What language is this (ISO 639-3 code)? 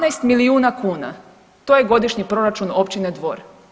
hrv